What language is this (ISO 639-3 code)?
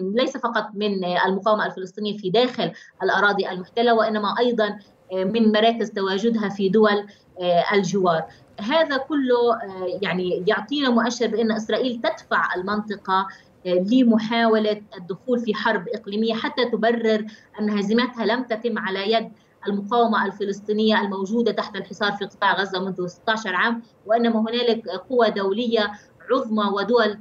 ara